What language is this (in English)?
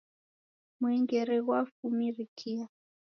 Taita